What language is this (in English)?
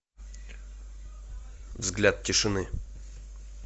Russian